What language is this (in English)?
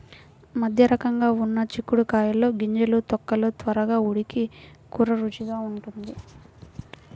Telugu